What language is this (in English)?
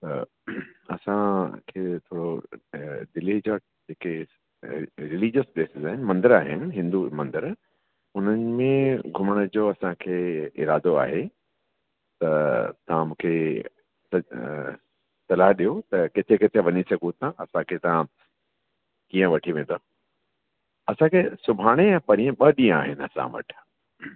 Sindhi